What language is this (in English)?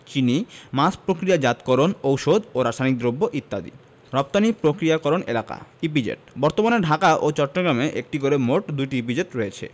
Bangla